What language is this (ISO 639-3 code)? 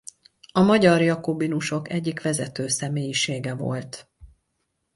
hun